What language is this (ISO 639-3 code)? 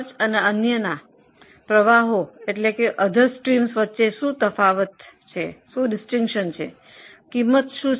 guj